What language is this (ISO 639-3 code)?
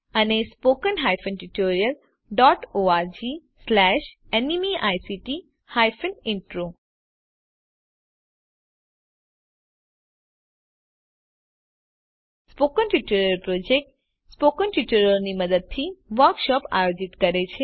guj